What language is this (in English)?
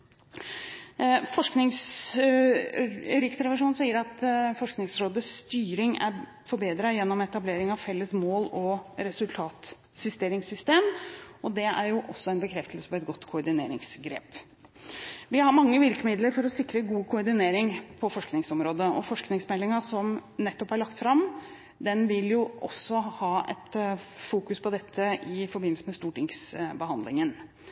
Norwegian Bokmål